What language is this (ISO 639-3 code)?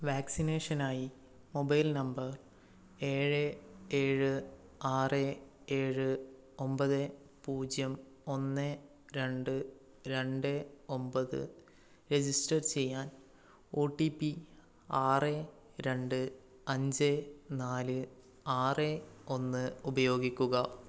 mal